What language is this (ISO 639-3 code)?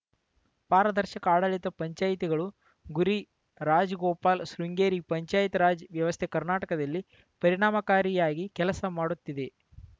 kan